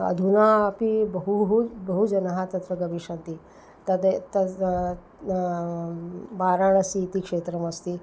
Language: Sanskrit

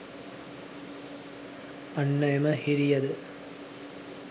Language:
Sinhala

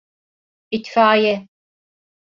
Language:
Turkish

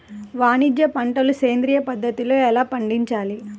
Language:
Telugu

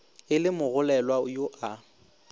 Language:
Northern Sotho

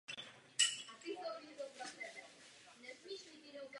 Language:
Czech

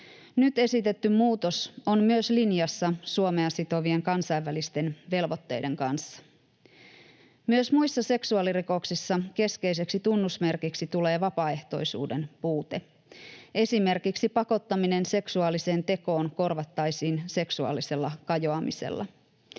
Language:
Finnish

